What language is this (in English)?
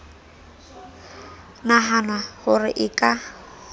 Southern Sotho